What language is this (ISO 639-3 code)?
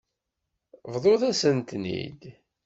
kab